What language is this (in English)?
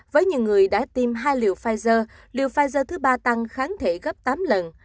Vietnamese